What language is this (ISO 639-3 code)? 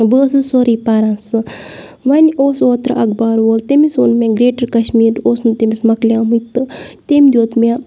kas